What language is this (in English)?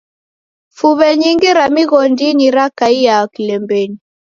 Taita